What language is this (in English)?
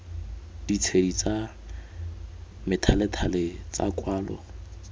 Tswana